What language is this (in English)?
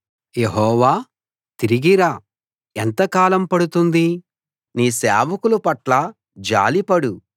Telugu